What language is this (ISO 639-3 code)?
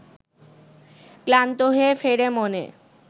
ben